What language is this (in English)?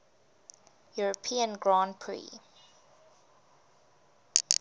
English